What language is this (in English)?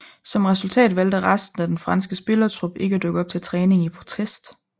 Danish